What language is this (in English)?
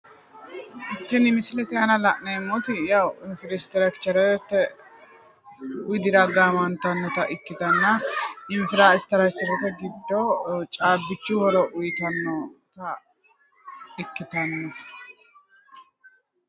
Sidamo